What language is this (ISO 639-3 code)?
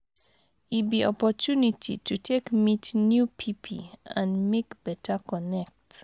pcm